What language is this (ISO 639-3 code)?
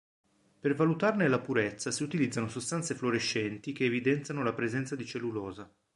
ita